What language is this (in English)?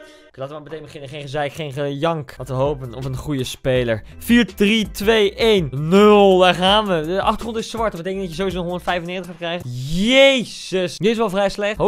Dutch